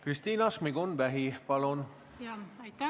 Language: Estonian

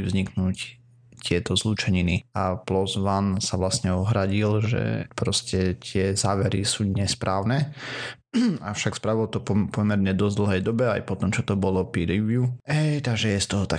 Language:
Slovak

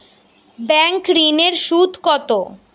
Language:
Bangla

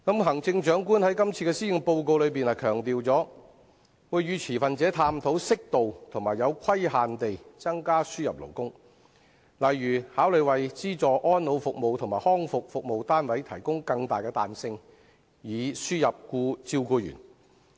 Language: Cantonese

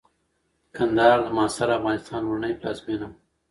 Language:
Pashto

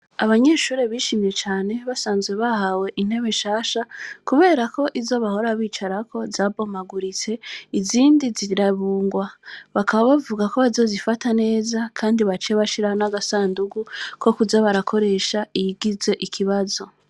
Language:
Rundi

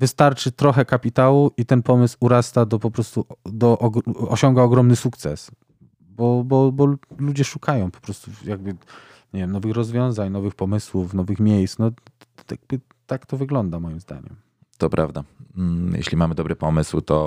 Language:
Polish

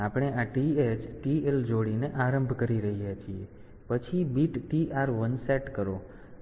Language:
Gujarati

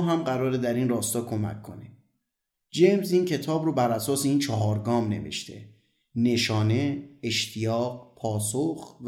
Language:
Persian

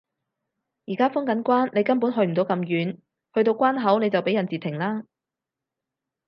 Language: Cantonese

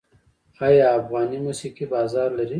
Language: Pashto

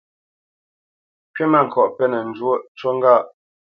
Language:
Bamenyam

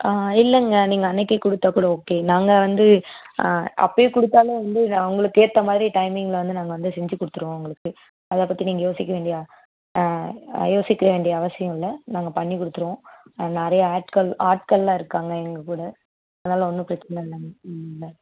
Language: Tamil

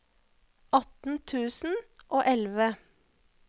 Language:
Norwegian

